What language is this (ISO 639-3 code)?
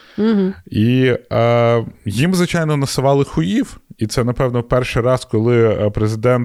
ukr